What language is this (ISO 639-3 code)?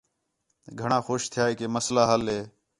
xhe